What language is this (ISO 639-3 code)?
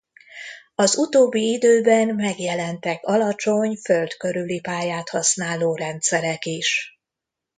hun